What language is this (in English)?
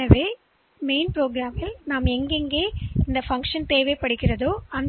Tamil